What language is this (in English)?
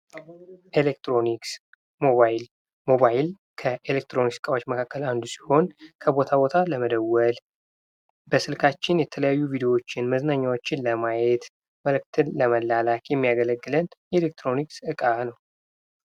Amharic